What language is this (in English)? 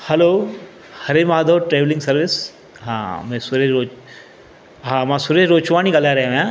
Sindhi